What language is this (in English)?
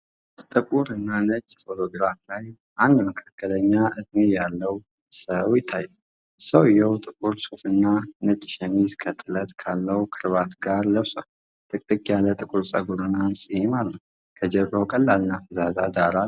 Amharic